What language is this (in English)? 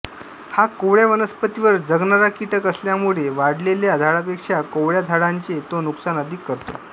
Marathi